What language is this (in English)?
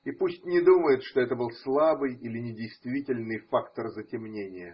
Russian